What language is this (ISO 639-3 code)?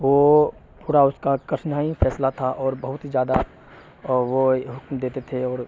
urd